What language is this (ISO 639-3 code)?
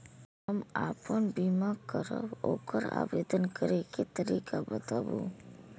mai